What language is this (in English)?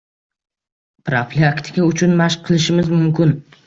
Uzbek